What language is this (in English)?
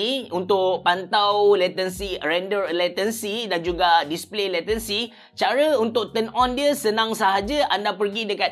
Malay